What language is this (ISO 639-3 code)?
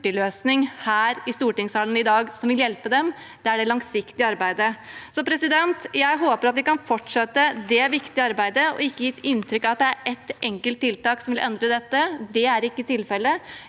nor